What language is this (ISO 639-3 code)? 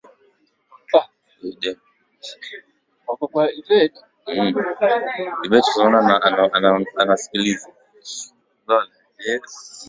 swa